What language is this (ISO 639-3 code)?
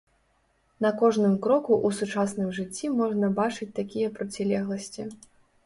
bel